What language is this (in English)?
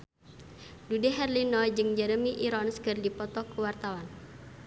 Sundanese